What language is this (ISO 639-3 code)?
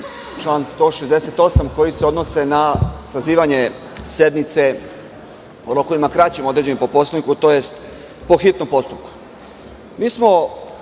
srp